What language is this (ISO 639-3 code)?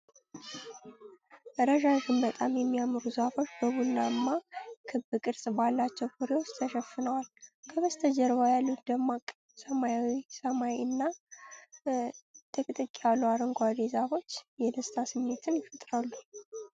amh